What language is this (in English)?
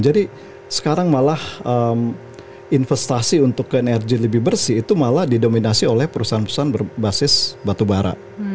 Indonesian